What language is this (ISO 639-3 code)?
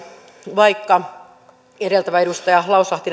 fin